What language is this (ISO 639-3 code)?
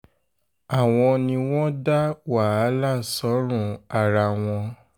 yor